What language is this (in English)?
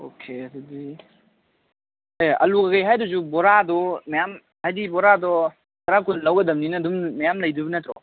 Manipuri